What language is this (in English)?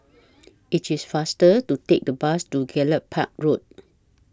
English